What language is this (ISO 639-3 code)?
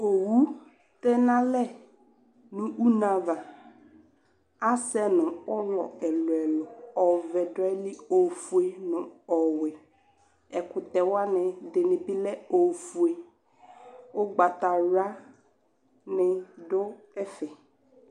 kpo